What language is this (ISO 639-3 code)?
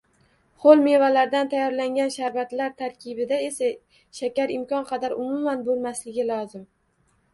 uzb